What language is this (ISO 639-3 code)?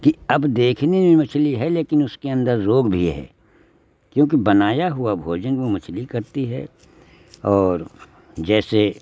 hin